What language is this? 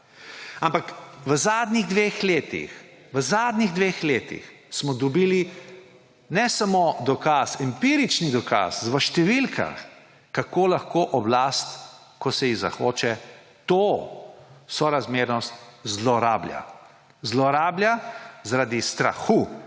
Slovenian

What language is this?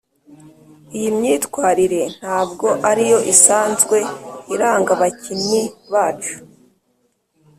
Kinyarwanda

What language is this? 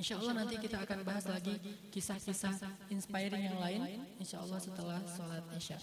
Indonesian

